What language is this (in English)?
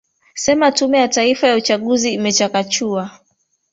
Swahili